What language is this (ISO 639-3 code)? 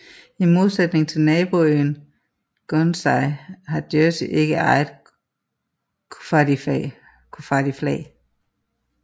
dan